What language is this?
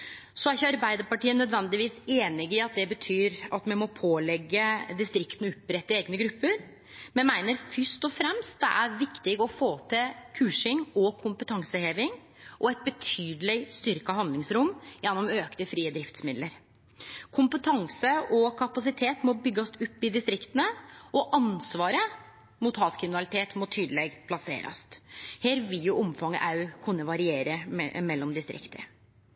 Norwegian Nynorsk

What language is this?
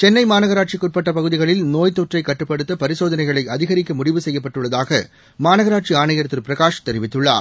Tamil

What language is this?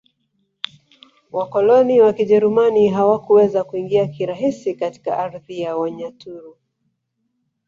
Swahili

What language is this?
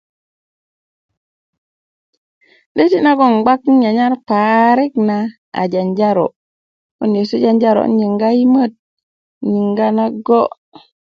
Kuku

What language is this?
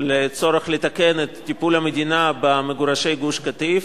Hebrew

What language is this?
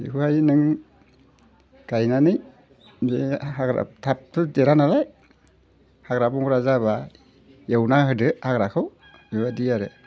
Bodo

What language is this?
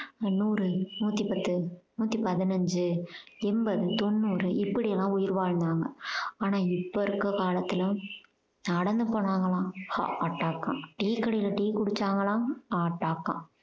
Tamil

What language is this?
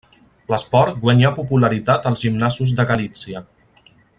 Catalan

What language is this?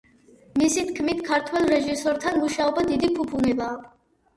Georgian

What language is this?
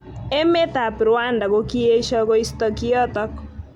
Kalenjin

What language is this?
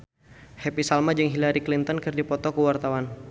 Sundanese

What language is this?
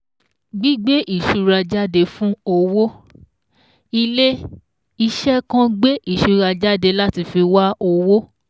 Yoruba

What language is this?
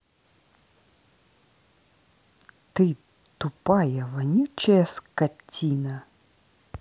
Russian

